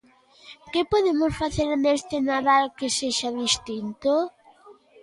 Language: Galician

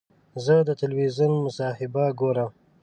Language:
Pashto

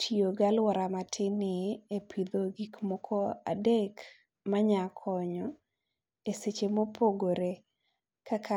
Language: Luo (Kenya and Tanzania)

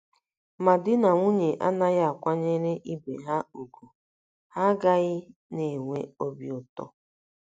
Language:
Igbo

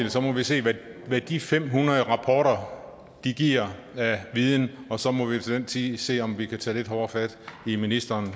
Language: Danish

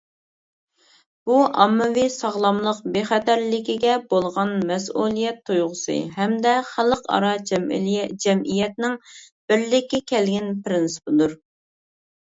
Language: Uyghur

